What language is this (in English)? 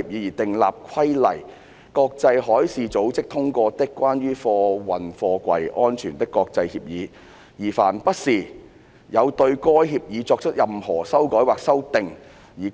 Cantonese